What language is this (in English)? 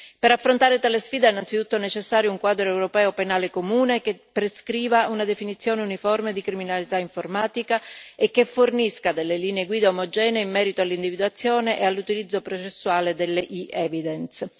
Italian